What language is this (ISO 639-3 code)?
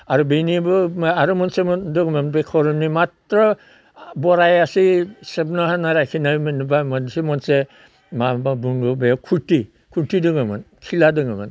brx